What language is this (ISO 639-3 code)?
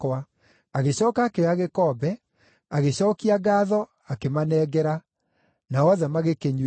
kik